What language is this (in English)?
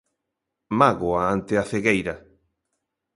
Galician